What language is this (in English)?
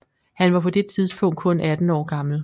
Danish